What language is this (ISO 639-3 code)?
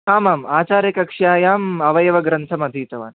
san